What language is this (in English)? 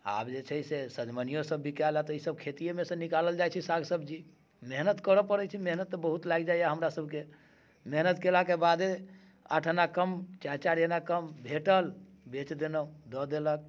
Maithili